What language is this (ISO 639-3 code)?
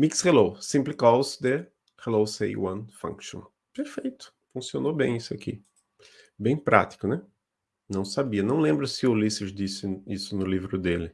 por